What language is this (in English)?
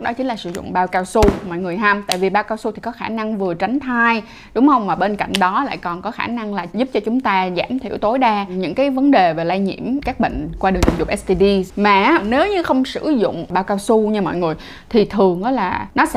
Vietnamese